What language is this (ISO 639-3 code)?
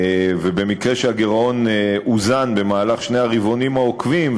heb